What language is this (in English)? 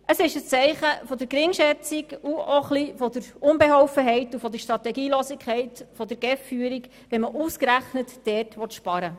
Swiss German